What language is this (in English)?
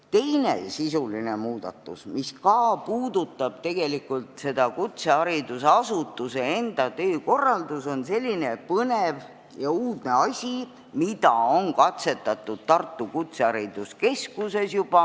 Estonian